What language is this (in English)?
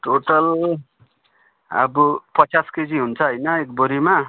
Nepali